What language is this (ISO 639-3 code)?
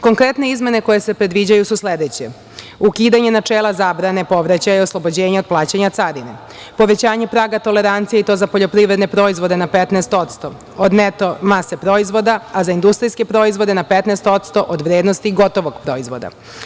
srp